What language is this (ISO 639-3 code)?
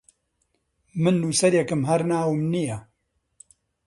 ckb